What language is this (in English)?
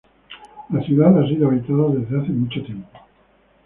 Spanish